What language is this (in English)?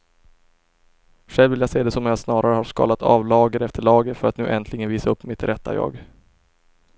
Swedish